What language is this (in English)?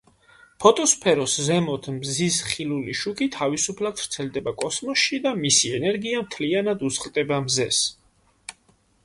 Georgian